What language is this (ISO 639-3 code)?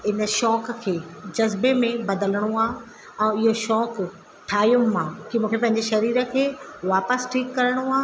snd